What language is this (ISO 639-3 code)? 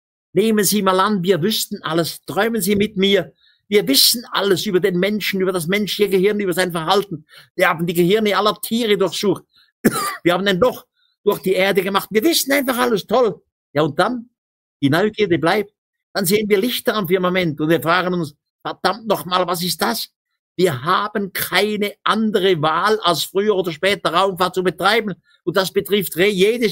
deu